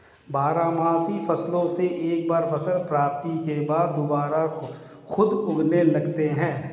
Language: Hindi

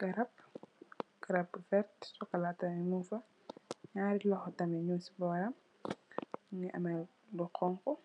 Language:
Wolof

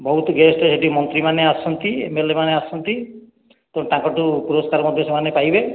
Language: Odia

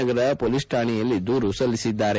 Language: Kannada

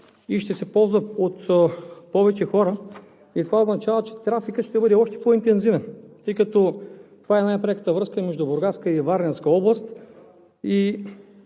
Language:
Bulgarian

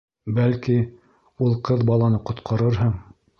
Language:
Bashkir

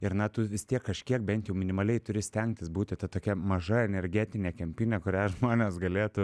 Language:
Lithuanian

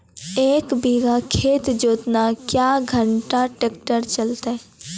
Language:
Maithili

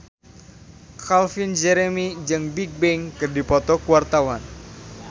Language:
Sundanese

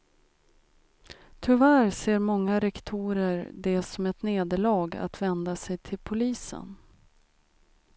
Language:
Swedish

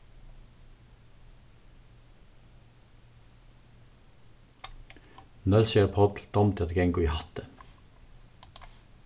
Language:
Faroese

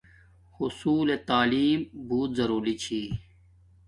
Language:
Domaaki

